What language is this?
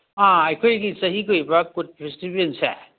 Manipuri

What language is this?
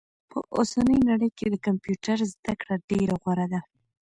Pashto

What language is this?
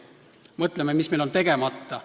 Estonian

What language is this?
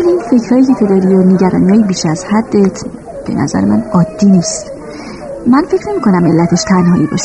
Persian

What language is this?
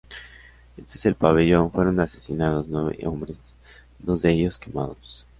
Spanish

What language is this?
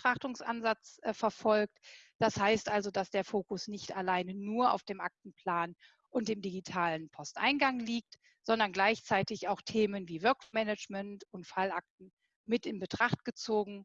German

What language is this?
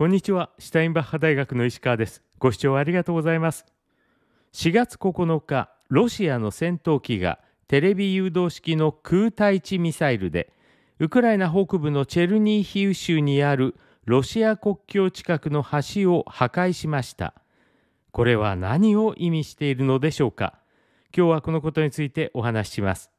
Japanese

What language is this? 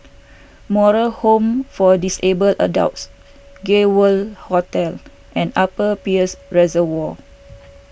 English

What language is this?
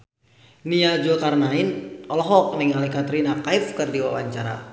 Sundanese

